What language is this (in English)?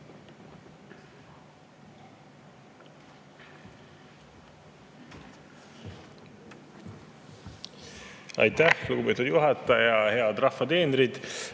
Estonian